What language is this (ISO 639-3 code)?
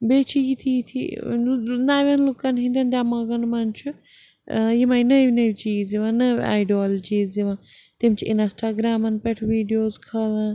kas